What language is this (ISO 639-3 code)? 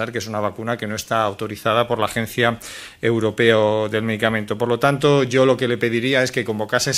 spa